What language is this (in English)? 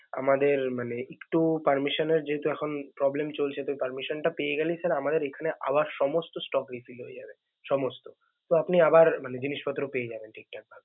Bangla